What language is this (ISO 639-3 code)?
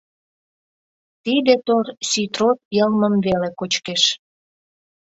chm